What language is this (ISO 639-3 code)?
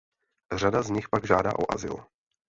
ces